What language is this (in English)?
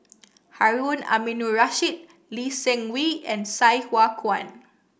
English